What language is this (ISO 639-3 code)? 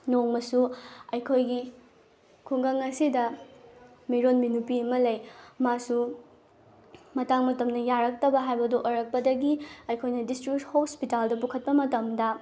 mni